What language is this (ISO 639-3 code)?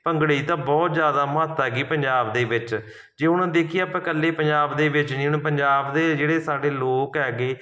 pan